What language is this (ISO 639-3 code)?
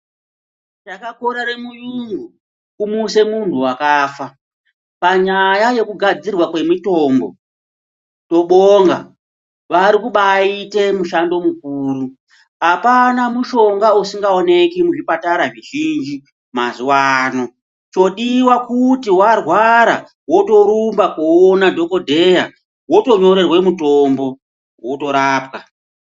ndc